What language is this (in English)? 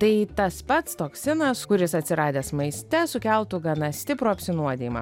Lithuanian